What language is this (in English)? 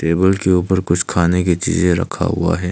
Hindi